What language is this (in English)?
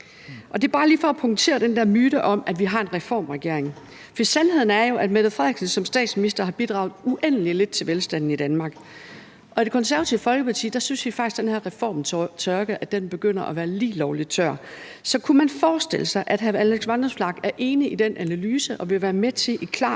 Danish